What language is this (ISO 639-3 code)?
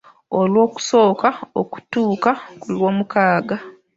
lug